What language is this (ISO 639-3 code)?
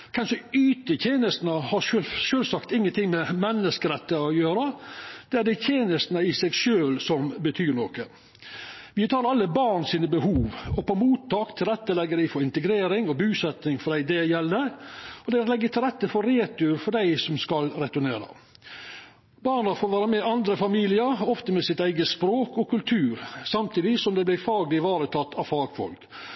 nno